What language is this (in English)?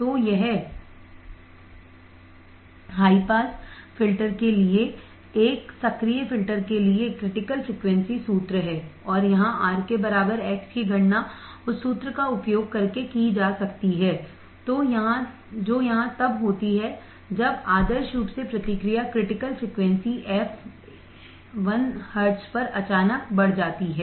Hindi